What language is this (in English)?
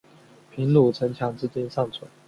Chinese